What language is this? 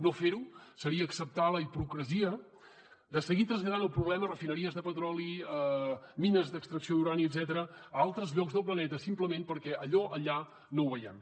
Catalan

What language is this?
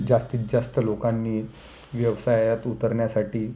Marathi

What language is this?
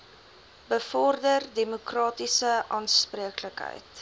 Afrikaans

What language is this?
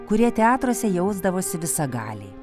Lithuanian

